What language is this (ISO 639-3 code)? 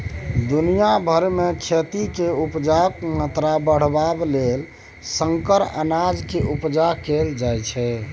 mai